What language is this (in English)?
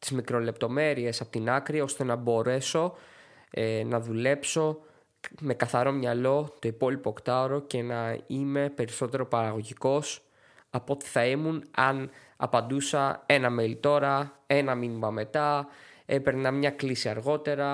Greek